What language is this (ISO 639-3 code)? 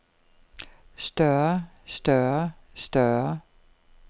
dan